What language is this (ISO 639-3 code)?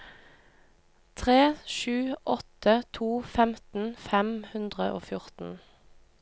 nor